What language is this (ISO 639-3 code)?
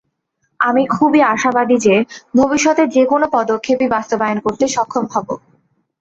ben